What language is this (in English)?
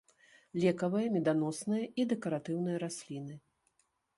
Belarusian